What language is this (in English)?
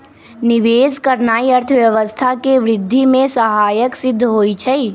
Magahi